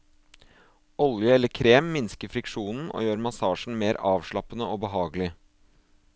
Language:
Norwegian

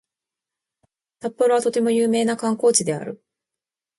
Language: Japanese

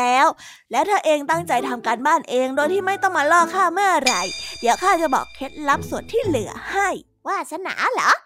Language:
Thai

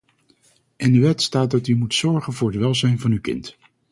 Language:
Dutch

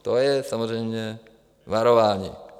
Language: Czech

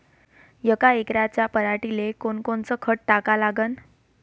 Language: Marathi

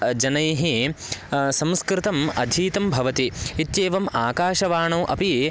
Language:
Sanskrit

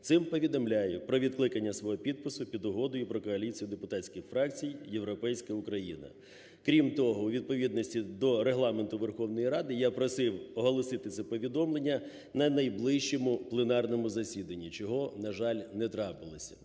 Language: Ukrainian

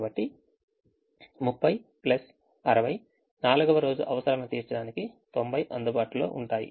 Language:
Telugu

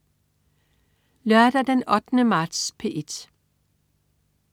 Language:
Danish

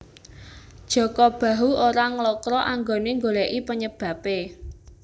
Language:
Javanese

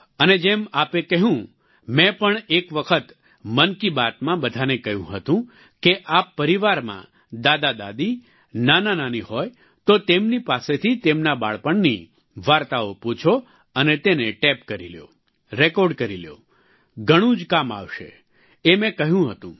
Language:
Gujarati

